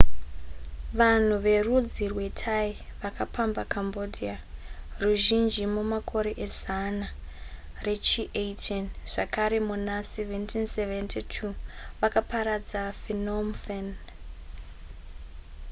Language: Shona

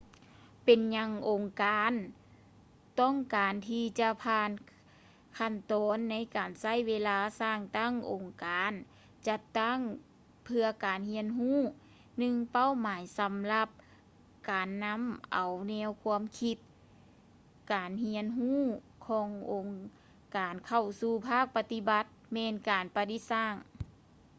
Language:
Lao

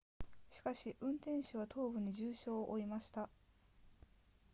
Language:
Japanese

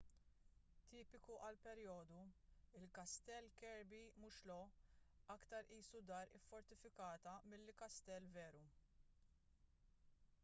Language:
Maltese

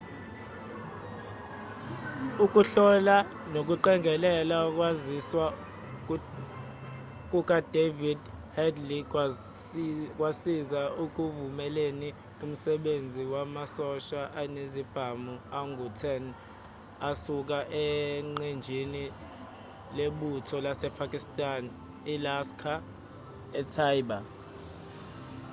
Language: Zulu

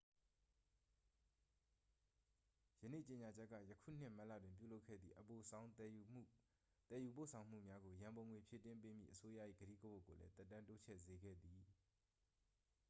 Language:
Burmese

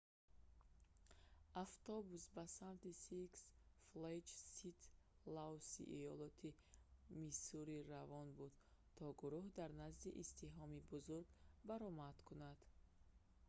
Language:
Tajik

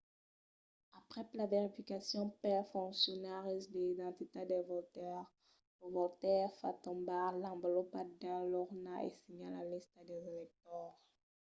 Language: Occitan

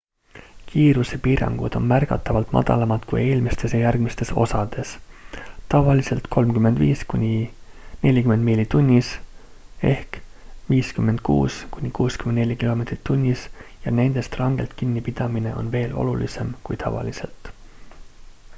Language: Estonian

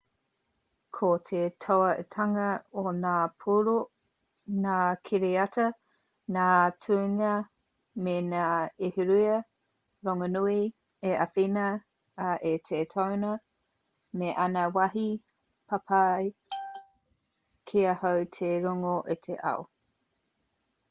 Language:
Māori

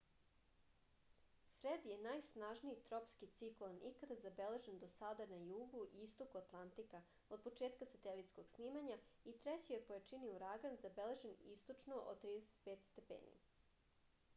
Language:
Serbian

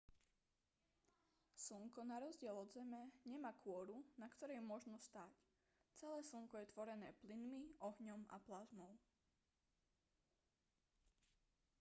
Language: Slovak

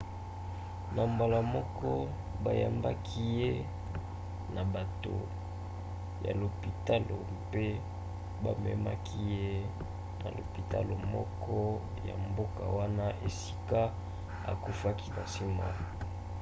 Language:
Lingala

